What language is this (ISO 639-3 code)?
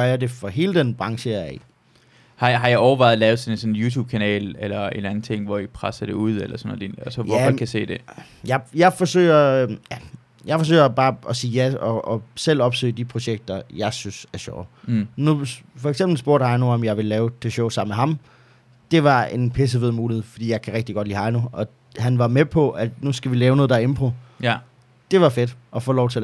dan